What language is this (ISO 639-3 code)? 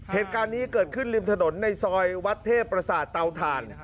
tha